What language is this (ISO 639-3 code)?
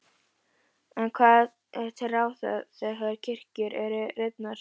isl